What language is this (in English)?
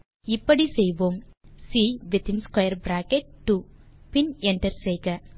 Tamil